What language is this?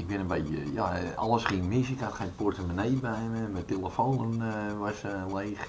Dutch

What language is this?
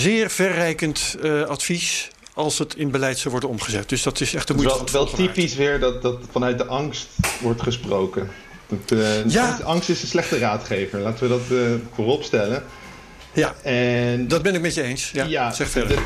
Dutch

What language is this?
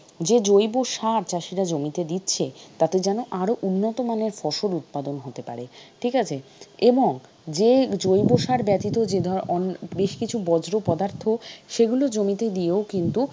Bangla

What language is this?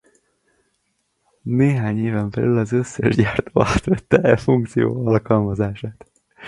Hungarian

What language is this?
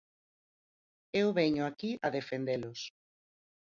Galician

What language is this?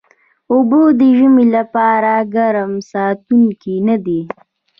Pashto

